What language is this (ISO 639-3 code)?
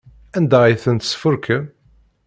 kab